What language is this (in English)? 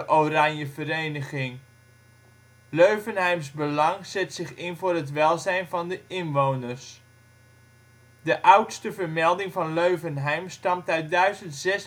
Dutch